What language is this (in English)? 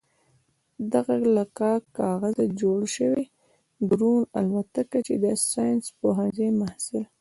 Pashto